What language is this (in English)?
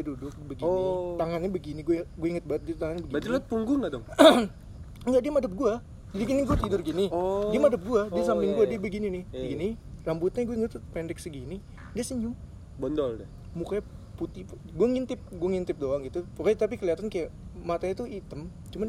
Indonesian